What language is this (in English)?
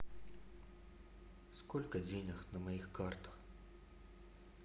Russian